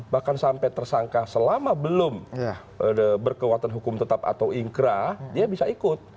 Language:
Indonesian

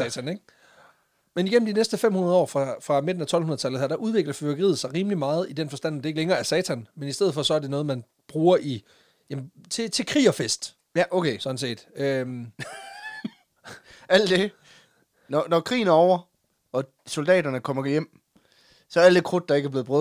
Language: Danish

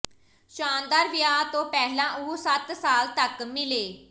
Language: Punjabi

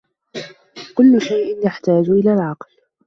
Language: Arabic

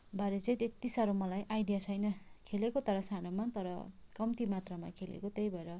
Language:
Nepali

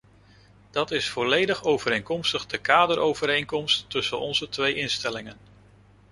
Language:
Dutch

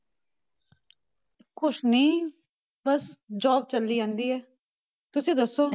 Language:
Punjabi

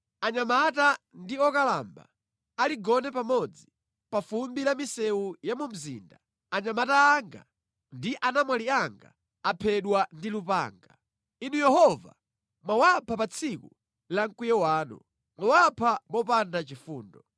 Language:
Nyanja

